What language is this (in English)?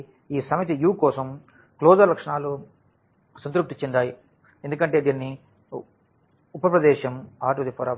Telugu